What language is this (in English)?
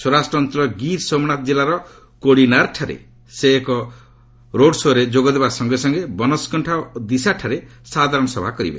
Odia